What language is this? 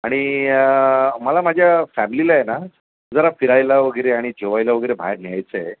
Marathi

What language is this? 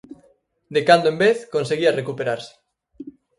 Galician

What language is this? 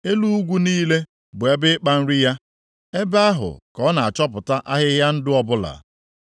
Igbo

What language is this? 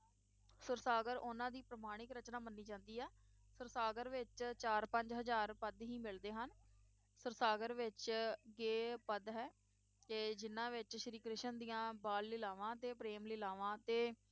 Punjabi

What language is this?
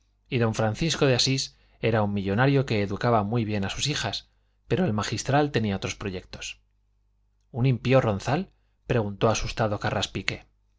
Spanish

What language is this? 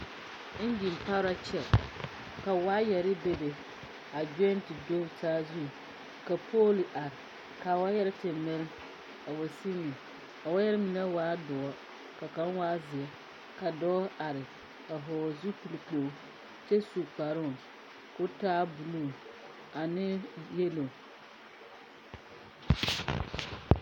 Southern Dagaare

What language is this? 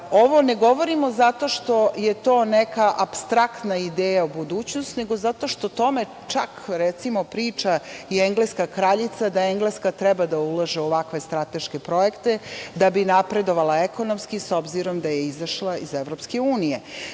Serbian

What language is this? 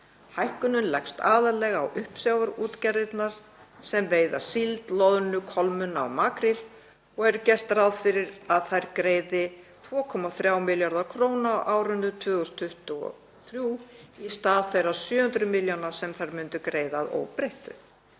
Icelandic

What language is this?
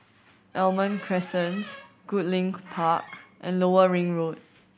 English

